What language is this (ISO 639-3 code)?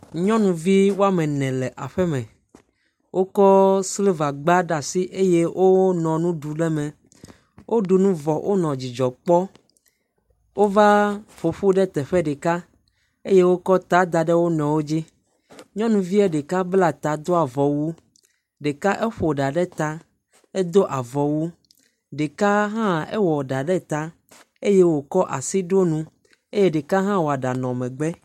ewe